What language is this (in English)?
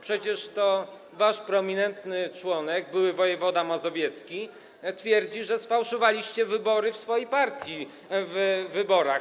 Polish